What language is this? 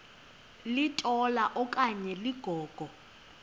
Xhosa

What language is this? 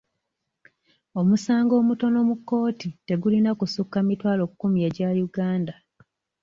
Ganda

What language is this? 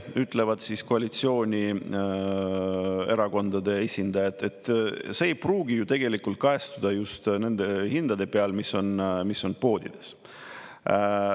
Estonian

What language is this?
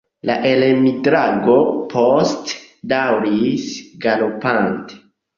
Esperanto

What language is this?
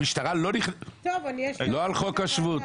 Hebrew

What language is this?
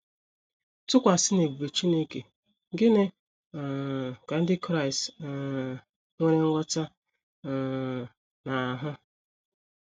Igbo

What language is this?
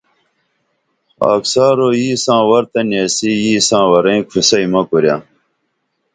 Dameli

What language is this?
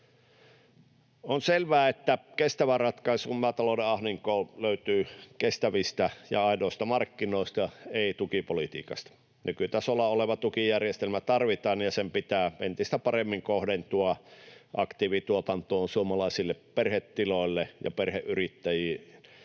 Finnish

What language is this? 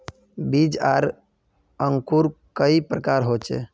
Magahi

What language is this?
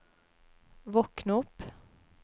Norwegian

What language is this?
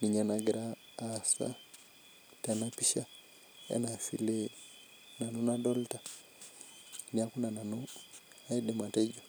Masai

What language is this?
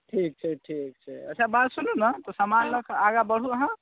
Maithili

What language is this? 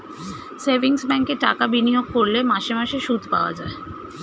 Bangla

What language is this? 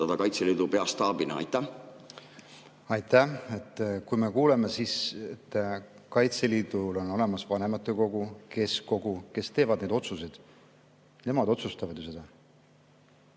Estonian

